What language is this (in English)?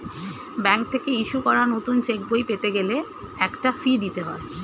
Bangla